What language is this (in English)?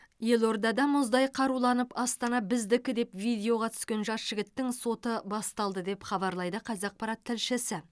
Kazakh